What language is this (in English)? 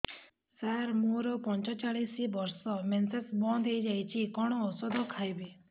Odia